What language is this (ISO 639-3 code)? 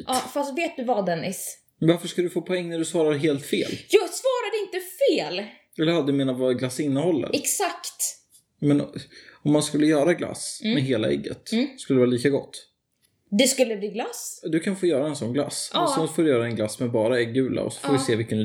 swe